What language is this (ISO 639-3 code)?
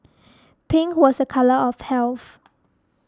eng